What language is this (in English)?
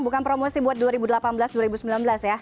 Indonesian